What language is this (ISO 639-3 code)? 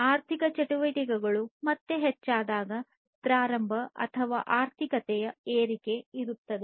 kan